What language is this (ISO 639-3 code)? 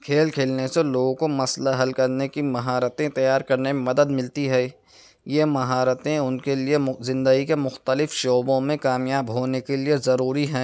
urd